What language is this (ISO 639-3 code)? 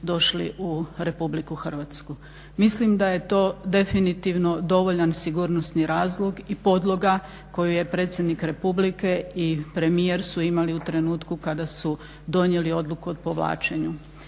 hrv